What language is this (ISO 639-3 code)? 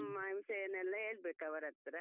kan